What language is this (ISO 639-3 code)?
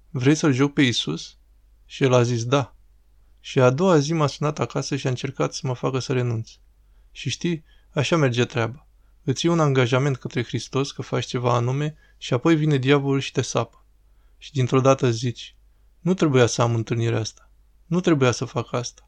ron